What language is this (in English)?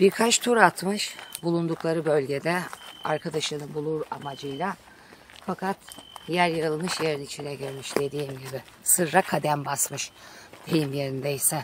Turkish